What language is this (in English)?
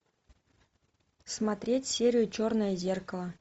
Russian